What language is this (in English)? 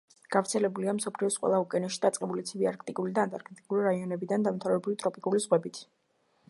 Georgian